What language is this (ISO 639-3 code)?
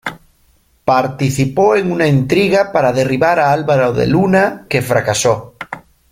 spa